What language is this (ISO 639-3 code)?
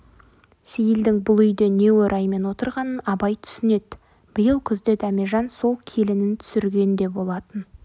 kaz